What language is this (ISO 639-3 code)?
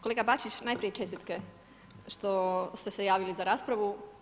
hrv